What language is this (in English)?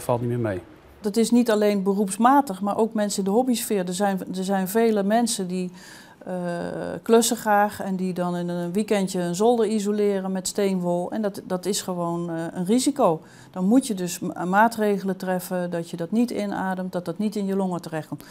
Dutch